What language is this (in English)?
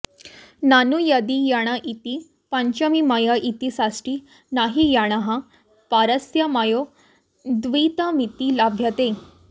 Sanskrit